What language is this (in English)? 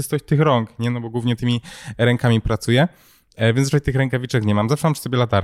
Polish